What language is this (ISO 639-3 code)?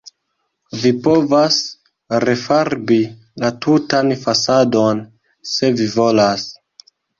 epo